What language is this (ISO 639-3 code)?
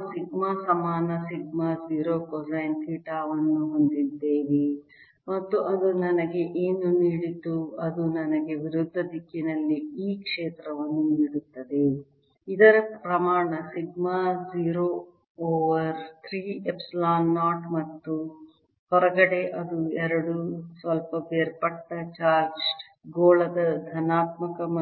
kan